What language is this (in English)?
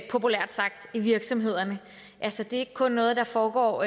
Danish